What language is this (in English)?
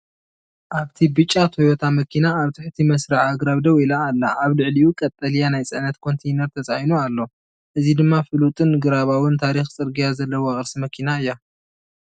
Tigrinya